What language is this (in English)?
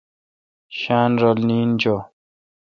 Kalkoti